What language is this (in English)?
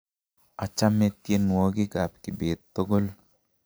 Kalenjin